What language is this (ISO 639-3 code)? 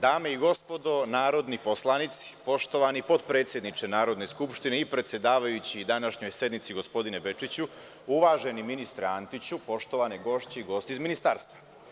srp